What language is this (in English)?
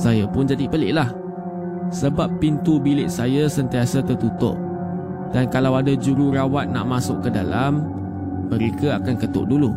Malay